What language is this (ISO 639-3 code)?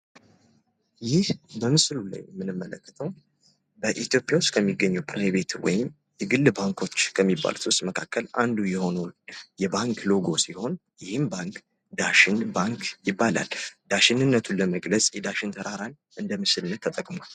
amh